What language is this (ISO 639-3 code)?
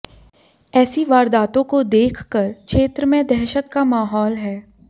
hin